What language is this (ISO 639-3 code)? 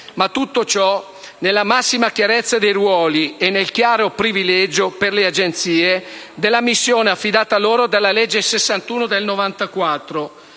ita